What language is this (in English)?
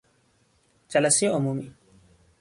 Persian